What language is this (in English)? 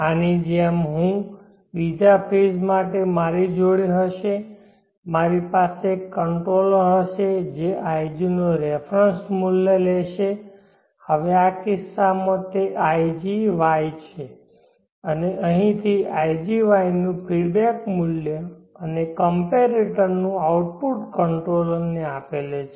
Gujarati